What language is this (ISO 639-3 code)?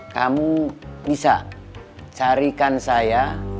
ind